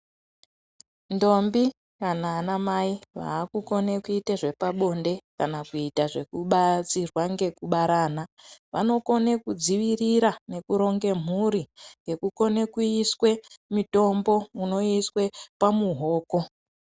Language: Ndau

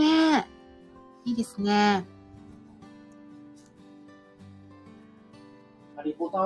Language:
Japanese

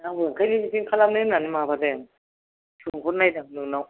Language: Bodo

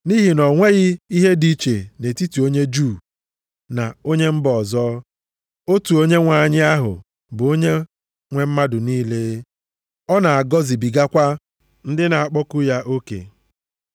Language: Igbo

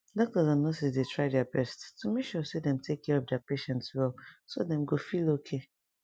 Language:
Nigerian Pidgin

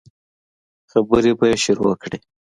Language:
Pashto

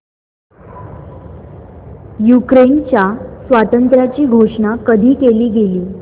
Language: Marathi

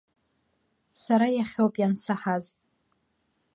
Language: Abkhazian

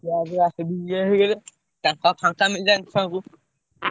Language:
Odia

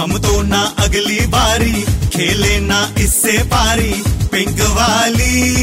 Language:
Punjabi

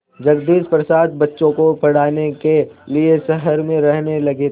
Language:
Hindi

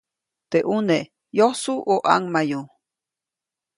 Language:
Copainalá Zoque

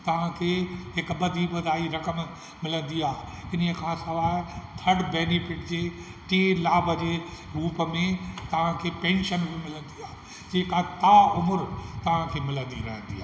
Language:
Sindhi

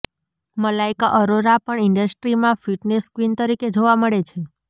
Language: Gujarati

